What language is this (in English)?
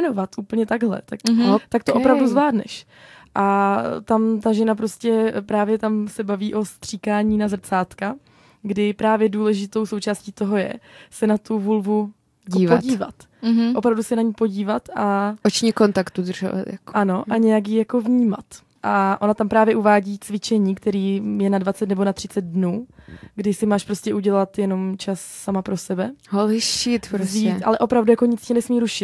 Czech